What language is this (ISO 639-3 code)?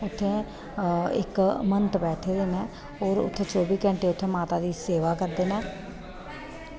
doi